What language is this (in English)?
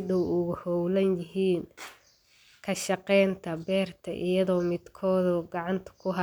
Somali